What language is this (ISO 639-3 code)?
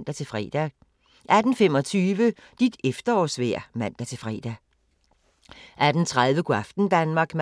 dan